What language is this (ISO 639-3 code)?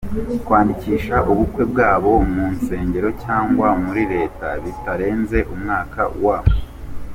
kin